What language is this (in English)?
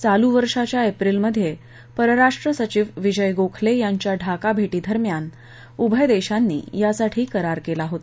Marathi